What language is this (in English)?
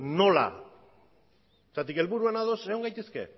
Basque